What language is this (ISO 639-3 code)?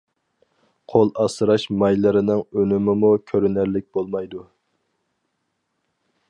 uig